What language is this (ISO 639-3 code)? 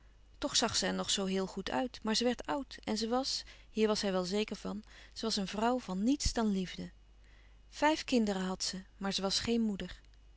nld